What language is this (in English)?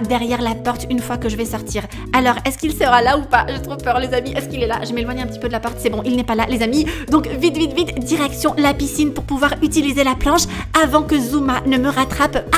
French